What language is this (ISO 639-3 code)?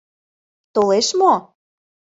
chm